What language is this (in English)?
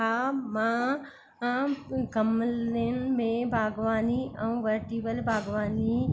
Sindhi